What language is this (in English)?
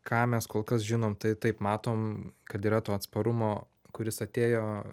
Lithuanian